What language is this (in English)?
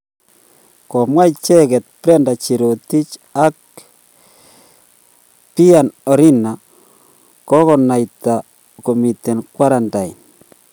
Kalenjin